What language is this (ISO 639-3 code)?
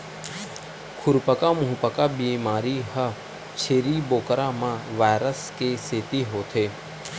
hne